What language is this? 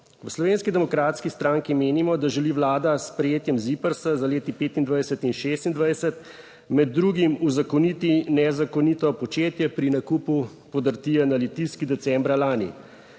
Slovenian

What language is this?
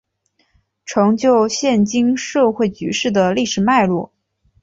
Chinese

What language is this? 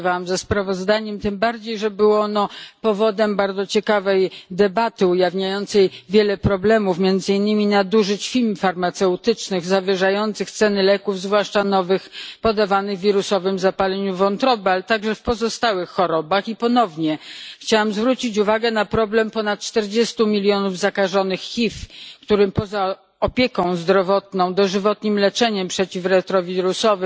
Polish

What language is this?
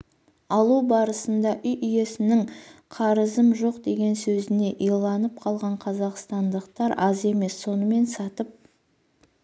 Kazakh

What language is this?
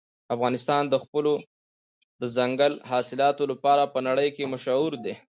Pashto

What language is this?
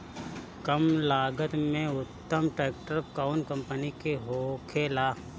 Bhojpuri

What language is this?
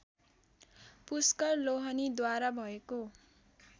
Nepali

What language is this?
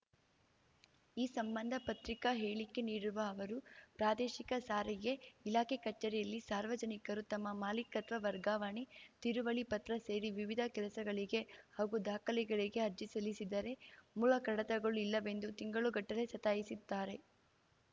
Kannada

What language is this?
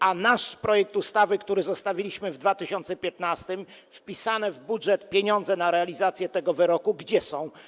Polish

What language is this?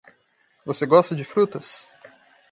Portuguese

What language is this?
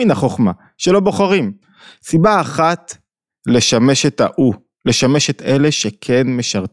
Hebrew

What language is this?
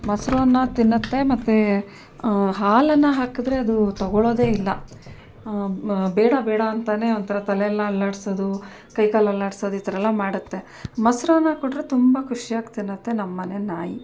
Kannada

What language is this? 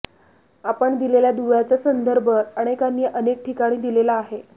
Marathi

